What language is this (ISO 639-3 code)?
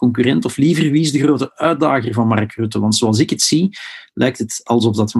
nld